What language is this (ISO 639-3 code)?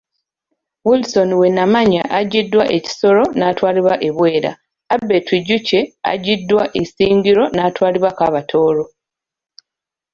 lug